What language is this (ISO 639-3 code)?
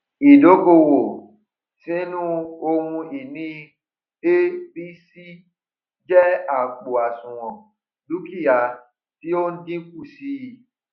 yor